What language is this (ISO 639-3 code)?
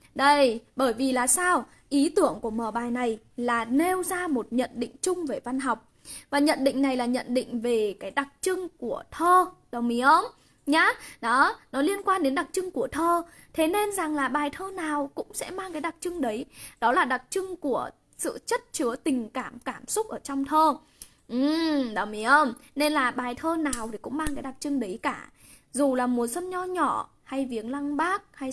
vie